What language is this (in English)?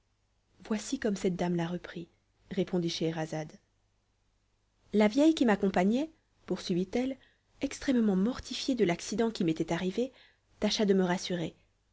French